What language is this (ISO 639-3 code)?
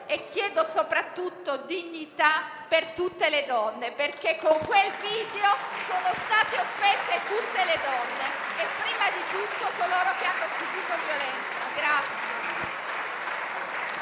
ita